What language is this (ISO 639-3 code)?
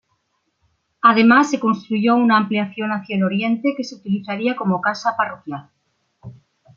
spa